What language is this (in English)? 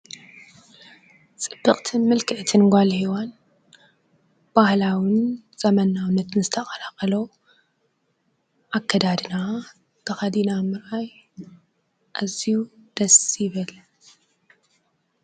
Tigrinya